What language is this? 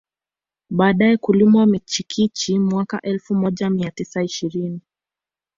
Swahili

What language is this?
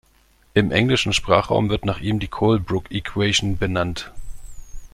German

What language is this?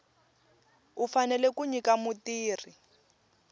Tsonga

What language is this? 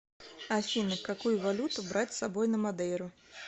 Russian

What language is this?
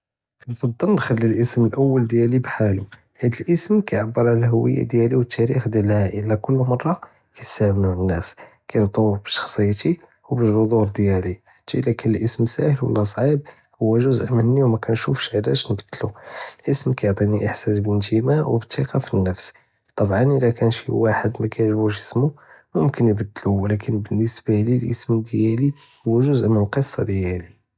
Judeo-Arabic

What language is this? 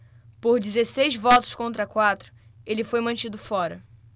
Portuguese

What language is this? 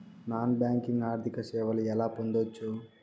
Telugu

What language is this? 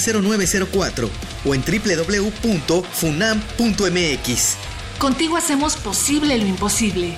Spanish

